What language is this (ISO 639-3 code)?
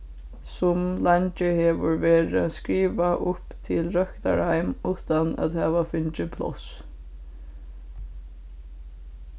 fao